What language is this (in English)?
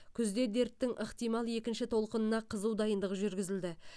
Kazakh